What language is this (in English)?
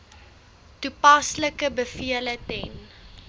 Afrikaans